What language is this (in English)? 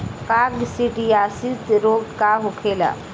Bhojpuri